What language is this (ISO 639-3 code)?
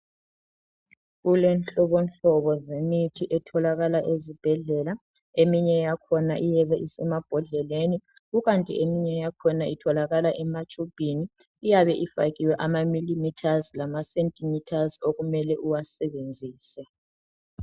nde